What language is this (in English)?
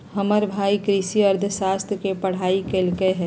Magahi